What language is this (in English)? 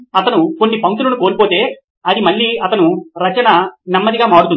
Telugu